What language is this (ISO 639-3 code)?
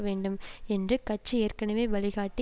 tam